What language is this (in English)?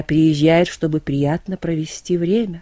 Russian